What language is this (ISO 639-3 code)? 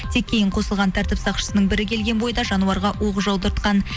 kaz